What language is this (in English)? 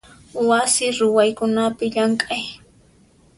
Puno Quechua